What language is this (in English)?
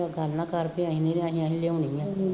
Punjabi